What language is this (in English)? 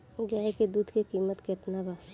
Bhojpuri